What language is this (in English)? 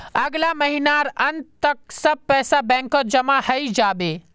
Magahi